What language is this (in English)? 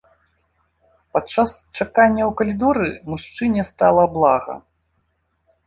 Belarusian